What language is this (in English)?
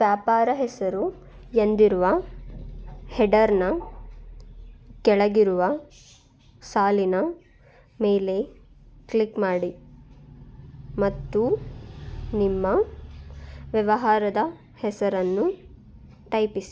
Kannada